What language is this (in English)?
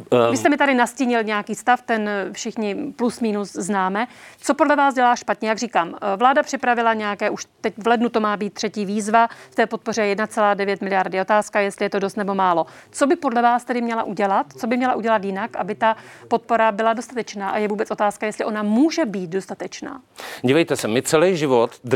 Czech